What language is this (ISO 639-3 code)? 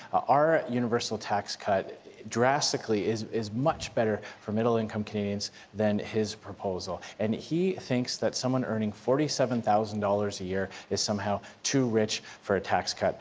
eng